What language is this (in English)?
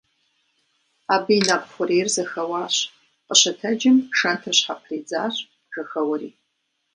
Kabardian